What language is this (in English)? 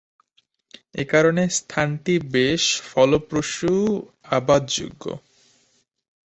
Bangla